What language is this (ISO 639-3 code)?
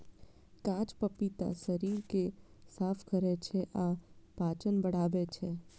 mai